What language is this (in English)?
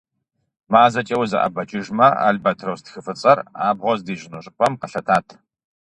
Kabardian